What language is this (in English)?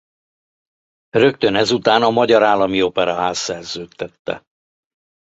Hungarian